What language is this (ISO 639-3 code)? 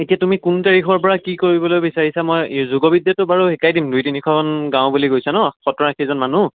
asm